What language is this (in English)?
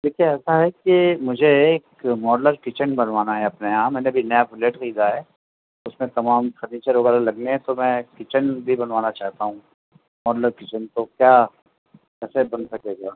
Urdu